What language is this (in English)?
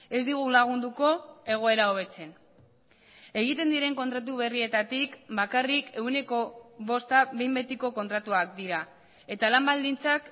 Basque